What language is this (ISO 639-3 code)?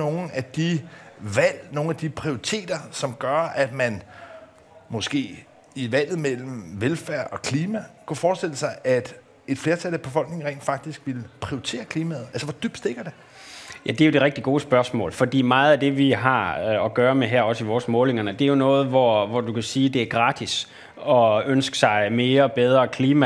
dan